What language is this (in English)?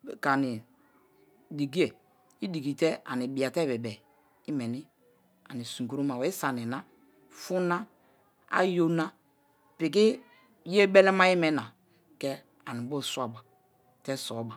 Kalabari